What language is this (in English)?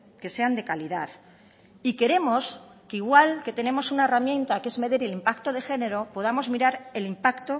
Spanish